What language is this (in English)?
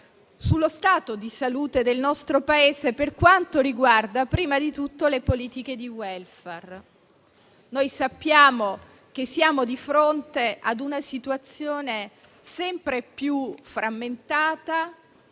Italian